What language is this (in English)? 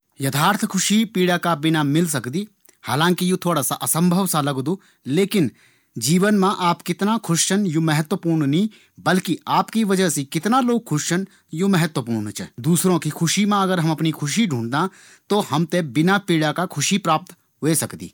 Garhwali